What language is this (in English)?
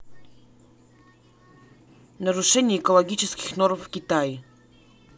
Russian